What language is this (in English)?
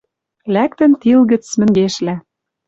Western Mari